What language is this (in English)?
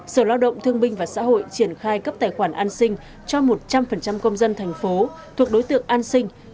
Vietnamese